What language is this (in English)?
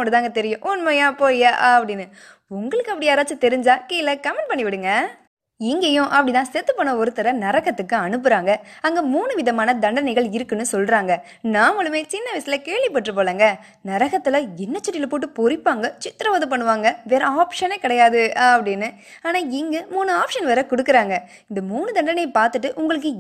Tamil